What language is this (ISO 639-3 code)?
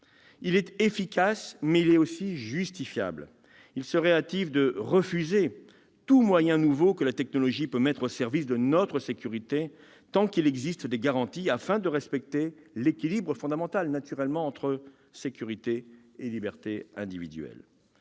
fra